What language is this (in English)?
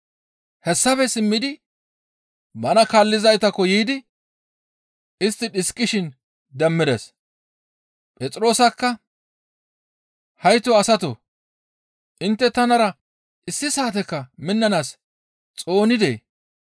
Gamo